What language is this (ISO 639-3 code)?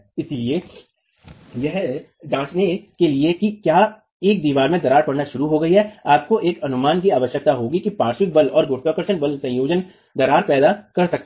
hin